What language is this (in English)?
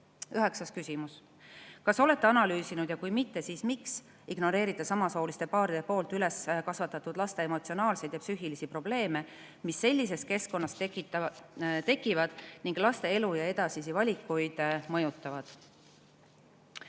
Estonian